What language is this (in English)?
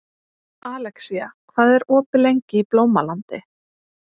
Icelandic